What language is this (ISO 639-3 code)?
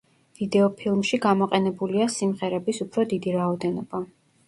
kat